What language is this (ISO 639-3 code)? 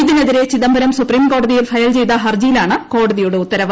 mal